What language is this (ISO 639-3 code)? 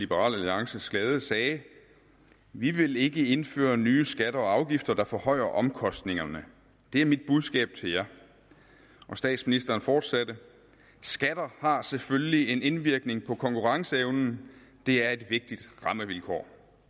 dan